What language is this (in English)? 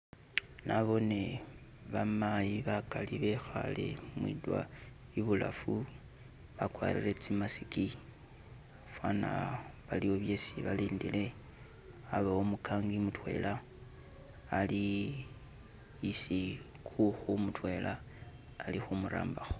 Masaaba